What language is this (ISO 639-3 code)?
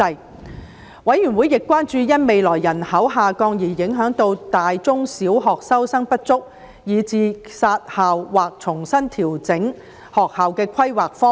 yue